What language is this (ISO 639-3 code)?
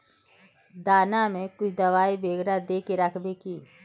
mag